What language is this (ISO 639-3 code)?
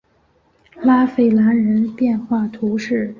zho